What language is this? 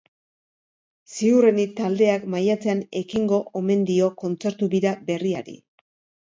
Basque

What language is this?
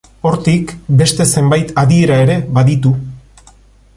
Basque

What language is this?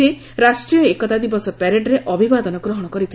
Odia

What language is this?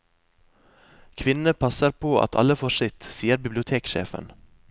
Norwegian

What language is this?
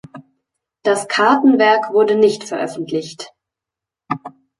German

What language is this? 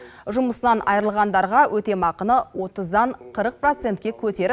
Kazakh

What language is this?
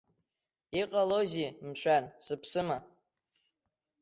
Abkhazian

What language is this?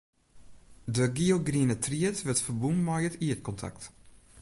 Western Frisian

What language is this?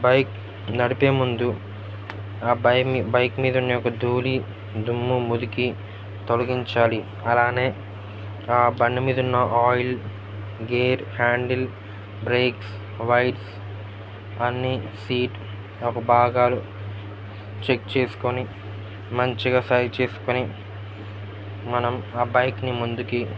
Telugu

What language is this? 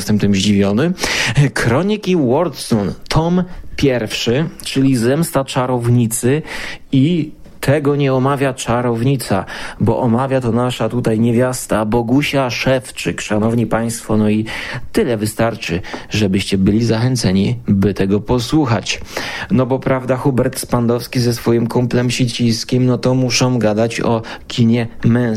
Polish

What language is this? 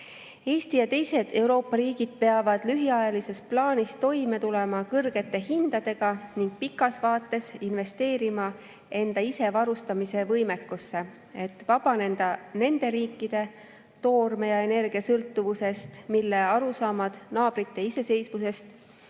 Estonian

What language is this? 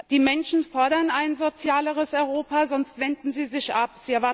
German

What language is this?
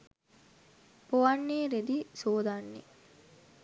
Sinhala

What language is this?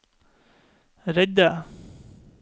Norwegian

